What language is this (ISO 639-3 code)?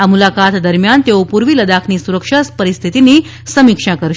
guj